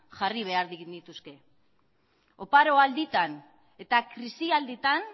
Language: Basque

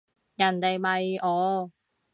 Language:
Cantonese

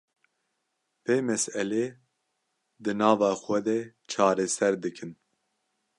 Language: Kurdish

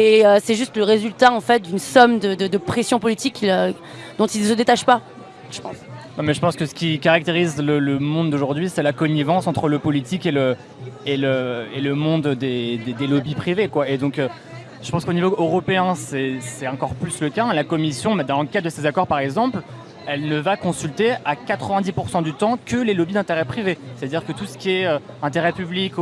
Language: French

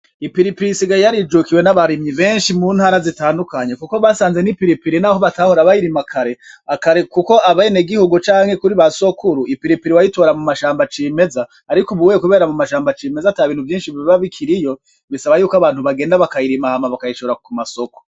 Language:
Rundi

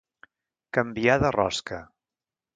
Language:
Catalan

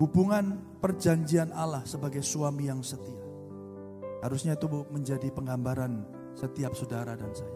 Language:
Indonesian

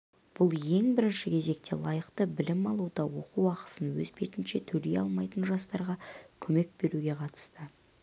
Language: Kazakh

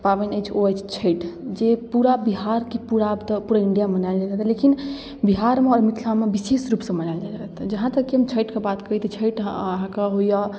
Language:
Maithili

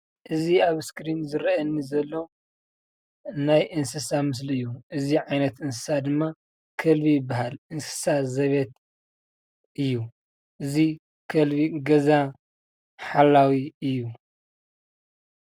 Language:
Tigrinya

